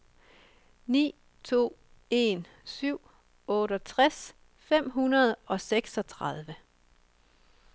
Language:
Danish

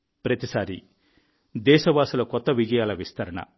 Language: Telugu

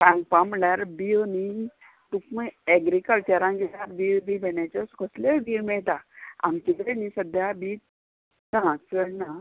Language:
Konkani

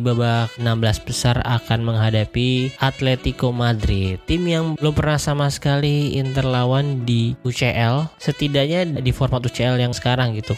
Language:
Indonesian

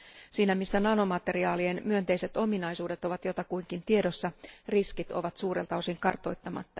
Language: Finnish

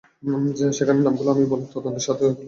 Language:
Bangla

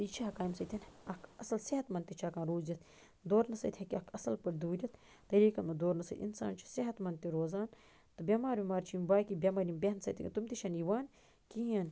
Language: Kashmiri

